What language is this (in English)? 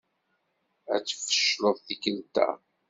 Kabyle